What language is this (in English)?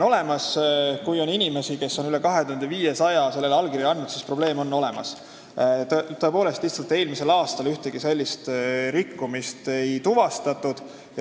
Estonian